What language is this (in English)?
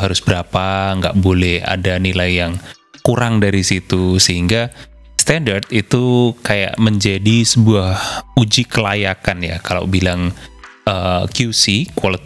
Indonesian